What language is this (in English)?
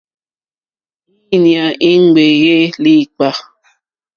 Mokpwe